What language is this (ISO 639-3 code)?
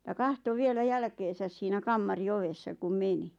fin